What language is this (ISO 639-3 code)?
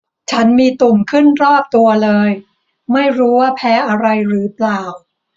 tha